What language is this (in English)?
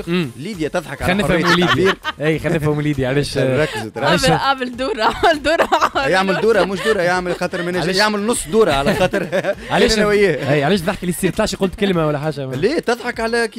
Arabic